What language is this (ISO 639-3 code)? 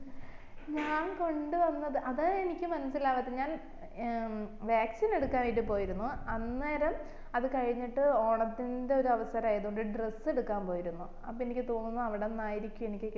mal